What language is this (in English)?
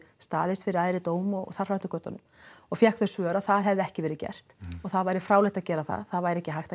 Icelandic